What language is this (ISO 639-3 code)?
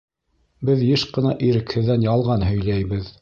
bak